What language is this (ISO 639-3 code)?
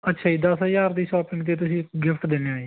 pan